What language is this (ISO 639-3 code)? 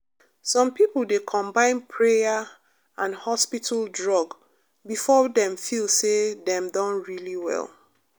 pcm